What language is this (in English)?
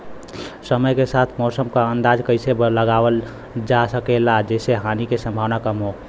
Bhojpuri